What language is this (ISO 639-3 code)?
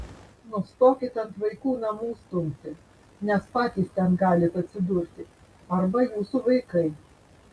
lit